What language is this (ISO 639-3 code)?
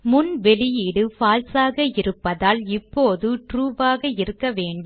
tam